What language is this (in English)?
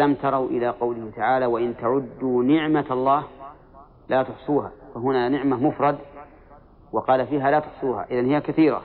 Arabic